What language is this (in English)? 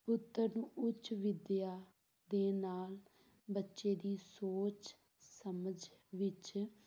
Punjabi